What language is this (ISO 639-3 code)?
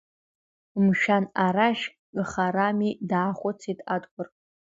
abk